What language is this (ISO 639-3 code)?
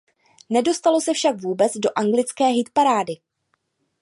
ces